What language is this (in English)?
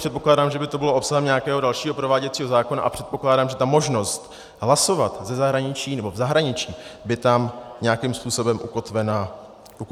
Czech